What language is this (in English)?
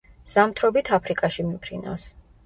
Georgian